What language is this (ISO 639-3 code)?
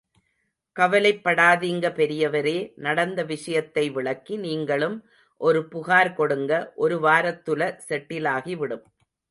tam